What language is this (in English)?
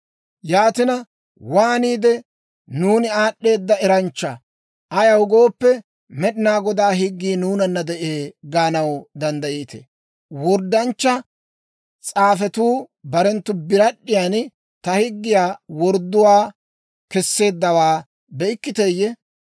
Dawro